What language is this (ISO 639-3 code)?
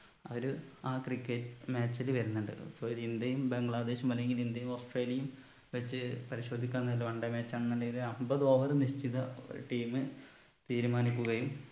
mal